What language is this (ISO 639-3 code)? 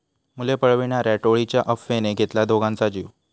mar